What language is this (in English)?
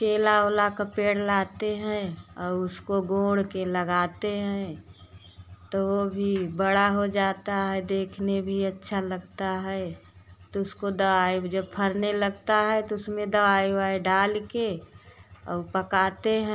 Hindi